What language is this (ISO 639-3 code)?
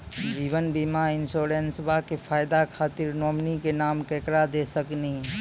mai